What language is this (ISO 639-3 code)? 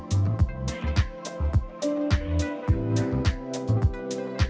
ind